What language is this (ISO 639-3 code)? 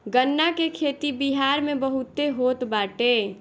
bho